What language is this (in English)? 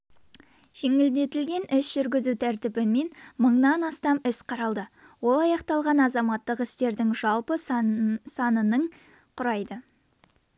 Kazakh